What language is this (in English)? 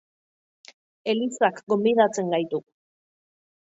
Basque